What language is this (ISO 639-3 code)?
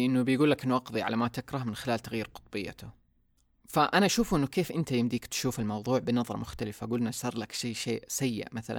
ara